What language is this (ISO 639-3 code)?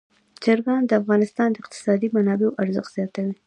pus